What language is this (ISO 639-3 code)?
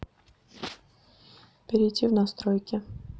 rus